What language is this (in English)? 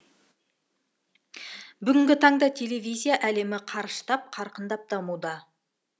Kazakh